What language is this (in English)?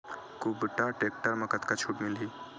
Chhattisgarhi